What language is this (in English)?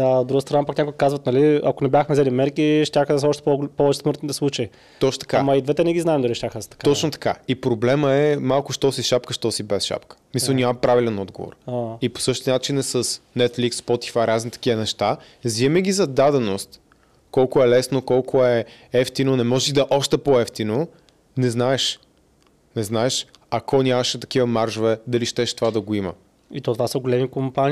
Bulgarian